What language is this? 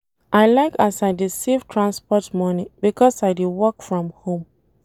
Nigerian Pidgin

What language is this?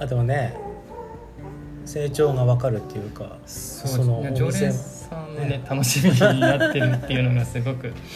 Japanese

